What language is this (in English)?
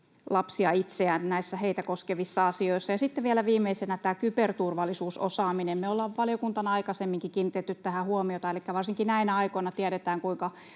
Finnish